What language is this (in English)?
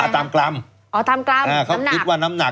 Thai